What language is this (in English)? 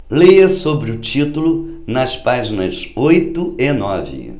Portuguese